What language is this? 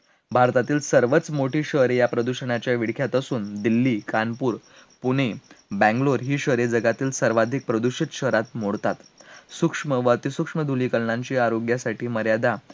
Marathi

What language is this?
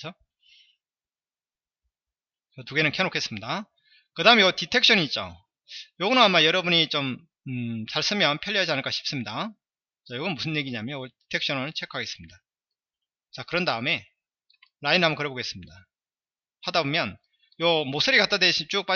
Korean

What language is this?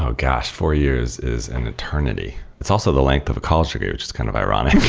English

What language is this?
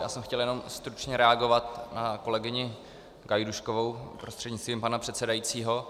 Czech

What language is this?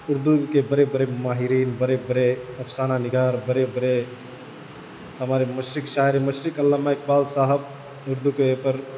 Urdu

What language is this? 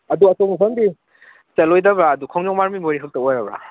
Manipuri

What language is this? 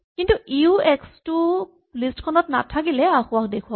Assamese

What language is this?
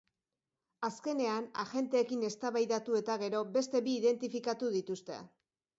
Basque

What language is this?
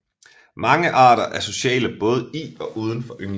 Danish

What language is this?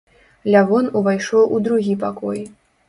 Belarusian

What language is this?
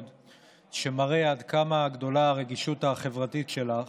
Hebrew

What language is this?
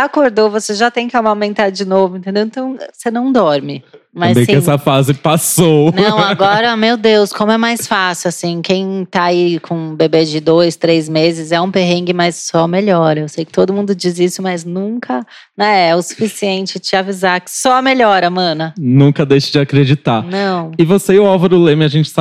Portuguese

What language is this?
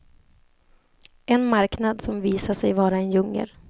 Swedish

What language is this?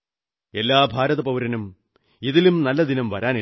Malayalam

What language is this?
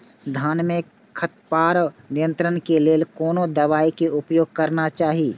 Maithili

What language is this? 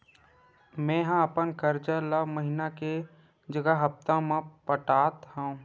Chhattisgarhi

